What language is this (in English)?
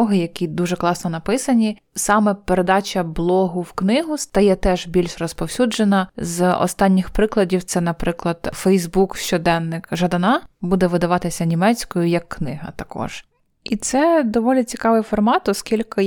Ukrainian